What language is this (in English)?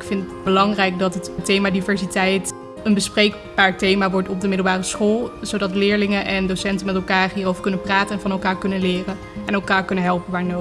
Dutch